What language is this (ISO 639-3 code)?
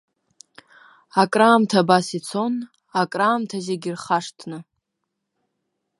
abk